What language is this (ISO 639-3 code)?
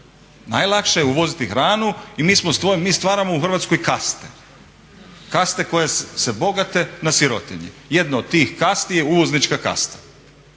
hrv